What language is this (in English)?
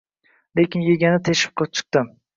Uzbek